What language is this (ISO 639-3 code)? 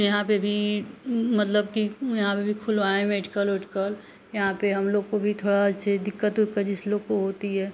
hin